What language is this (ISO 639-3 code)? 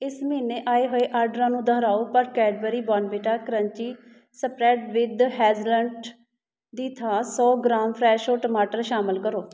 pan